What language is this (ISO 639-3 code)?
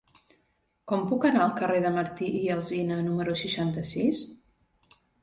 cat